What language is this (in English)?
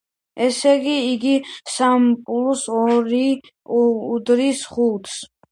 Georgian